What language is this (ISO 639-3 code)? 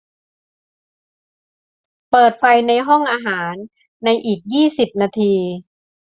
tha